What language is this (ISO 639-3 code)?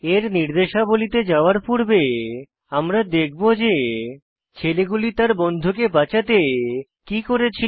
ben